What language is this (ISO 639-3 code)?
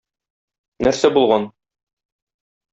tat